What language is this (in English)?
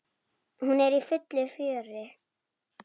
Icelandic